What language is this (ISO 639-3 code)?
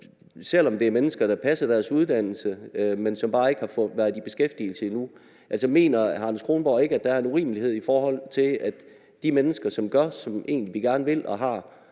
dan